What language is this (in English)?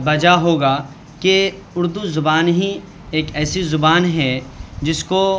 Urdu